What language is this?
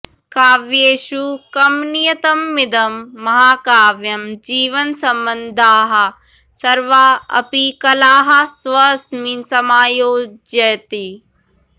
Sanskrit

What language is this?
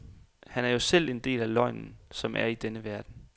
Danish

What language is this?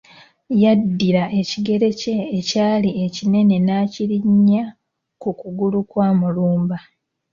Ganda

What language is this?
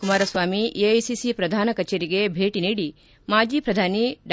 Kannada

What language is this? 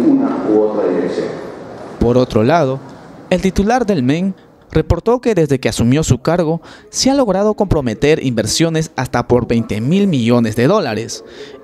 Spanish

